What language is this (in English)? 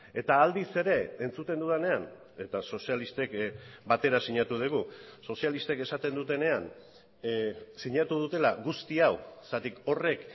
Basque